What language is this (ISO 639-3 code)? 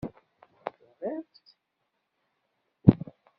kab